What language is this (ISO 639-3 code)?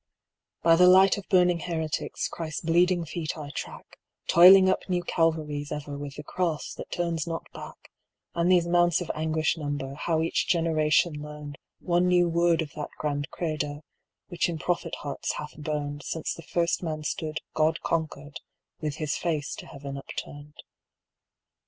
eng